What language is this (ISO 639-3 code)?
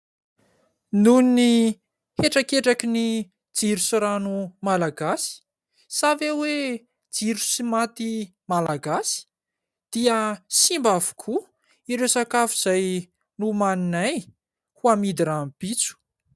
mlg